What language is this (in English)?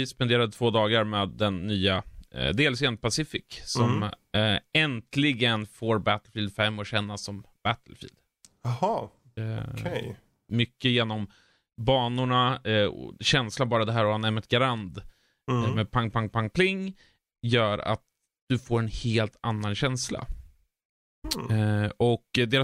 Swedish